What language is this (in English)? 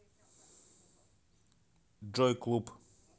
Russian